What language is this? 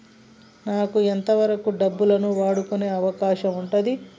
Telugu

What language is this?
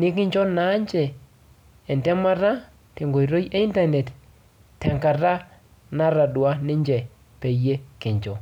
Masai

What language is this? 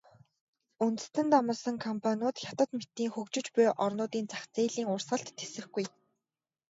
Mongolian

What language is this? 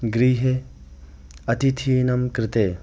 Sanskrit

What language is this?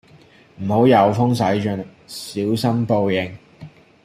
Cantonese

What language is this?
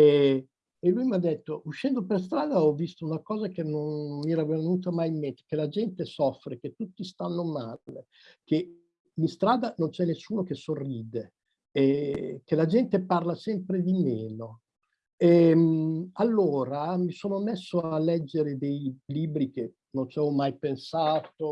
Italian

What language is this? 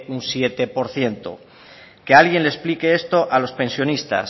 Spanish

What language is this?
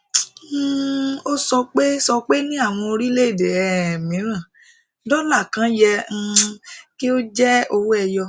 Yoruba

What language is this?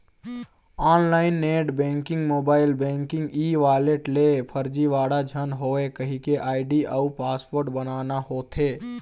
Chhattisgarhi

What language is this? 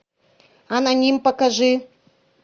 Russian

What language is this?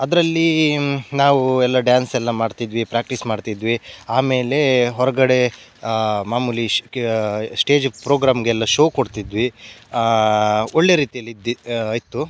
Kannada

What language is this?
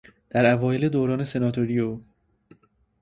Persian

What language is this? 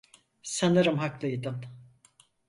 Turkish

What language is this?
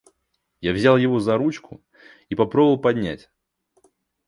Russian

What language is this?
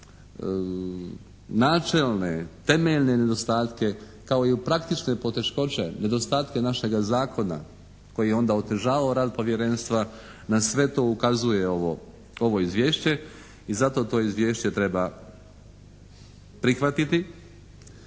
Croatian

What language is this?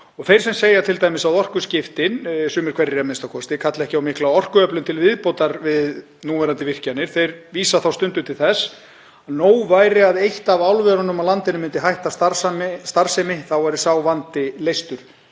Icelandic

